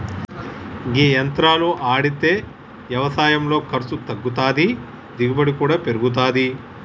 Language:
Telugu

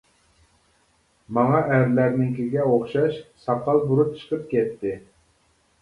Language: Uyghur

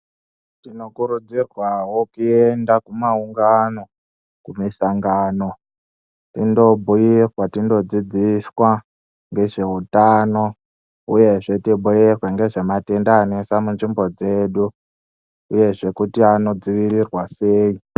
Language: Ndau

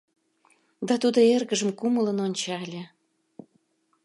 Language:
Mari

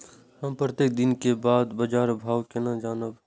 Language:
Maithili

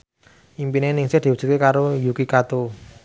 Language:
Javanese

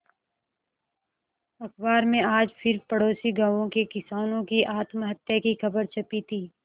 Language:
Hindi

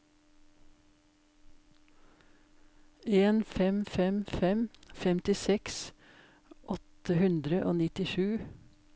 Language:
Norwegian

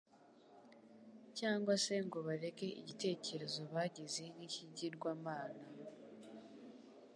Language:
Kinyarwanda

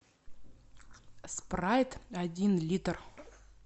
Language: Russian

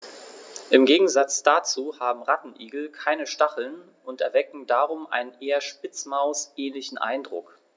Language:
German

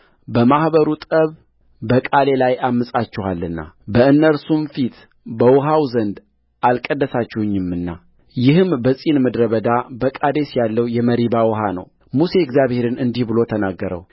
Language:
Amharic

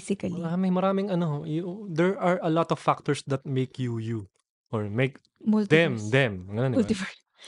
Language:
Filipino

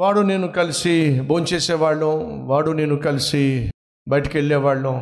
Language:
Telugu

